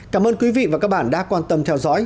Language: Vietnamese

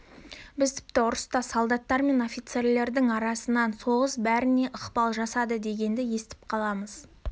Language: Kazakh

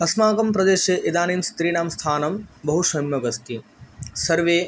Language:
Sanskrit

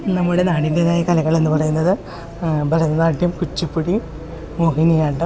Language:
Malayalam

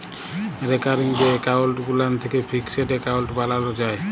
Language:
Bangla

